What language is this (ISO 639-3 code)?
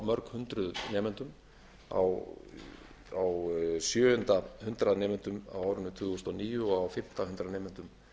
isl